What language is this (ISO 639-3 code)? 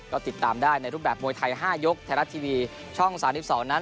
tha